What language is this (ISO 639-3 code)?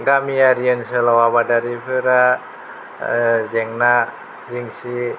brx